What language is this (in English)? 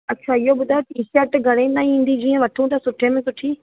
Sindhi